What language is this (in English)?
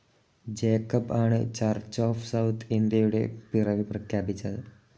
Malayalam